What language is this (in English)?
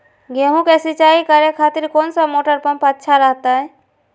Magahi